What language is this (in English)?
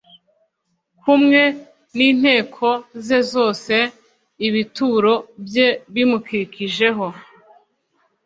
Kinyarwanda